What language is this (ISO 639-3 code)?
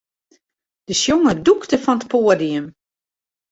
fry